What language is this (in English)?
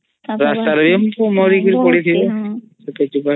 Odia